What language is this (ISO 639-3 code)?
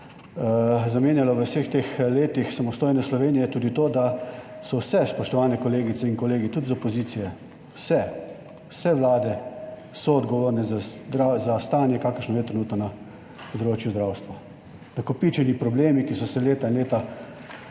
slv